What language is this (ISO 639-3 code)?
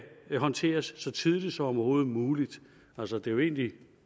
dan